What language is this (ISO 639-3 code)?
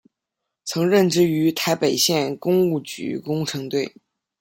zho